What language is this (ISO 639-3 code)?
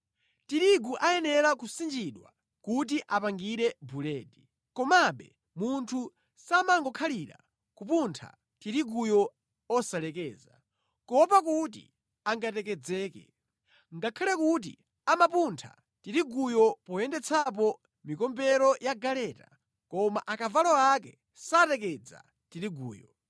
nya